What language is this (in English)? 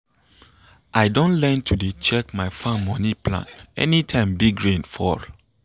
Nigerian Pidgin